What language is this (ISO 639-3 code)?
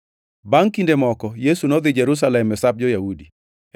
luo